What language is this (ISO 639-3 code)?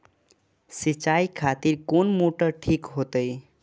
mai